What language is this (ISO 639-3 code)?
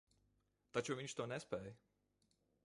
lav